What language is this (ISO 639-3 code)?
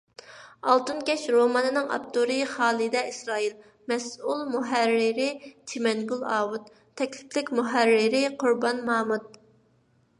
uig